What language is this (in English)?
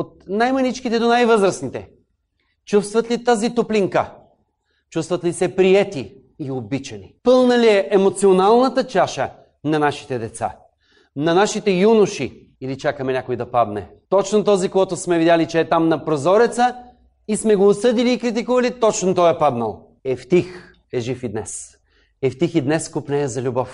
Bulgarian